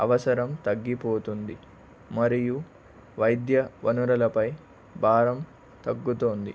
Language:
Telugu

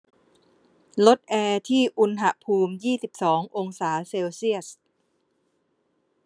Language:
Thai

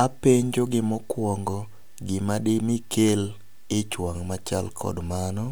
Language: Luo (Kenya and Tanzania)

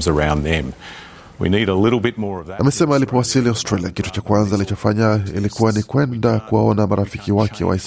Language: Swahili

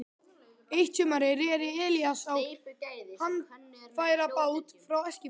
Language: Icelandic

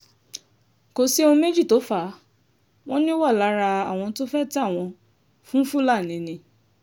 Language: Yoruba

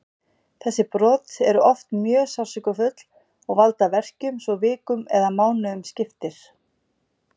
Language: Icelandic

